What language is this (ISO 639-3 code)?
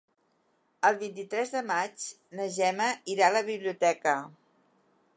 cat